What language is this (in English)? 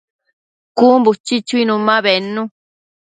Matsés